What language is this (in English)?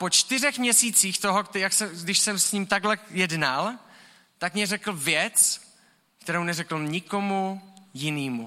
Czech